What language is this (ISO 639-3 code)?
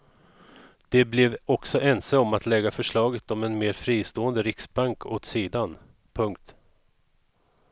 swe